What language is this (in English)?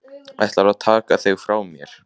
Icelandic